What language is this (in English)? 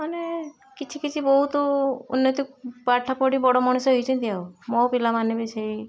Odia